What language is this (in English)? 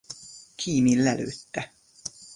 Hungarian